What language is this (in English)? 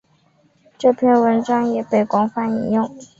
Chinese